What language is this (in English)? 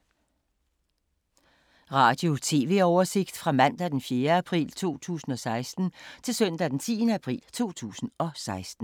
Danish